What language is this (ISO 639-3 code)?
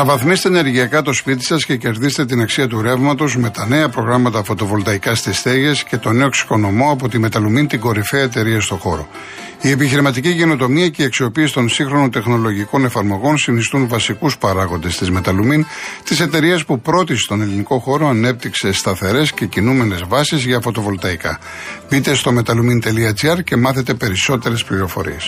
ell